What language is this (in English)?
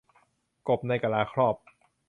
Thai